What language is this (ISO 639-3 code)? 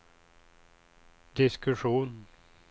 swe